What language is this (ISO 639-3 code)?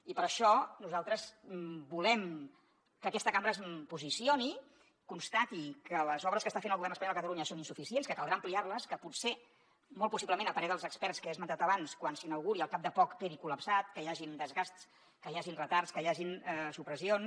cat